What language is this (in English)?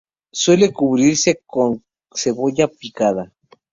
Spanish